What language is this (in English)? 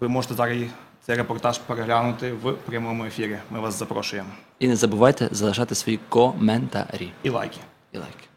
Ukrainian